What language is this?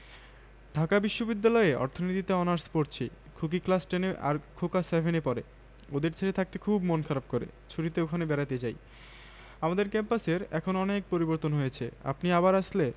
Bangla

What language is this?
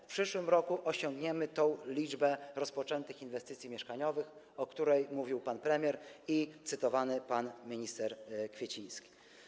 Polish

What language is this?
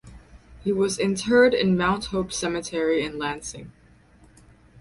English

